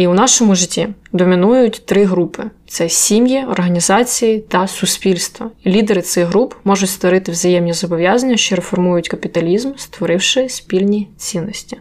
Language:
Ukrainian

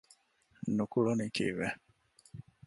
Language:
Divehi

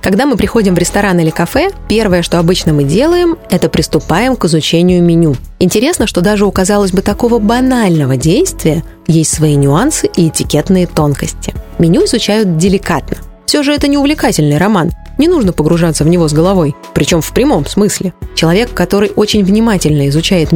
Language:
Russian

